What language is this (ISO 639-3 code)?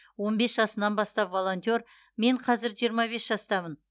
kaz